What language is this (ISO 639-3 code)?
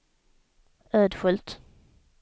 swe